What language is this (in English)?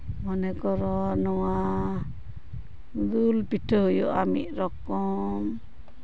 Santali